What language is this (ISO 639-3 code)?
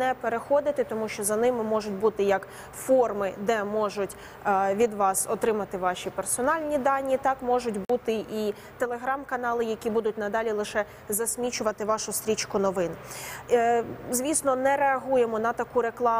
ukr